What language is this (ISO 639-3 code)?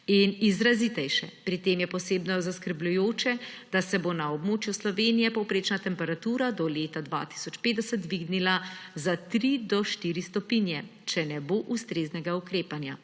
slv